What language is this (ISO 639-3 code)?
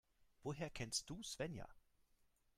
deu